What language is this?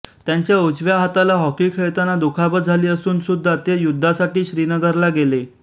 Marathi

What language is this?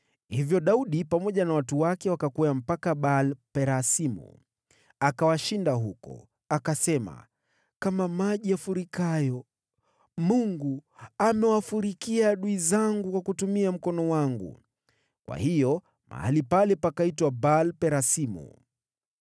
Swahili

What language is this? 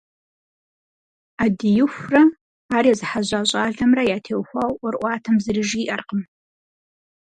Kabardian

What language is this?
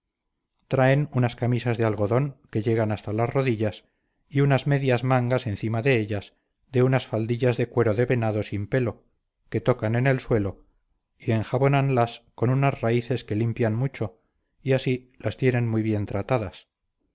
Spanish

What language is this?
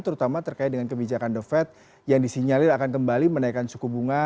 Indonesian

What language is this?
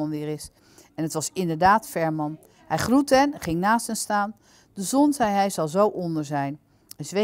Dutch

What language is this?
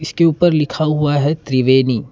Hindi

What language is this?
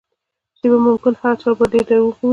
Pashto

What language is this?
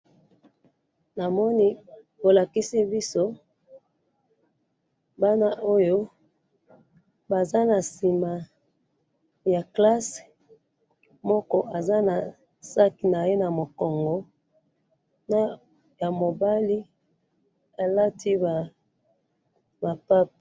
Lingala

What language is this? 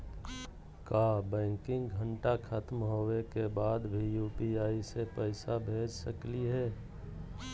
Magahi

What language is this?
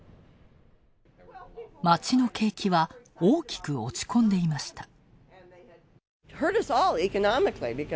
Japanese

